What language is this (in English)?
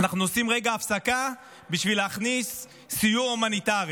Hebrew